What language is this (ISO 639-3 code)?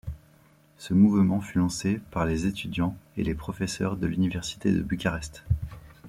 fra